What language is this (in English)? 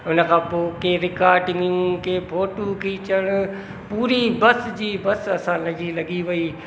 Sindhi